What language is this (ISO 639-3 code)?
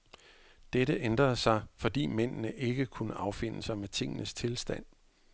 dan